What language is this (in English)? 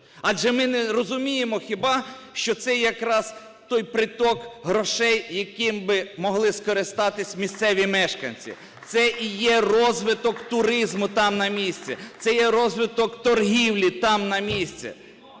Ukrainian